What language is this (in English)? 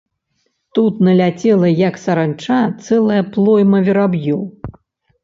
Belarusian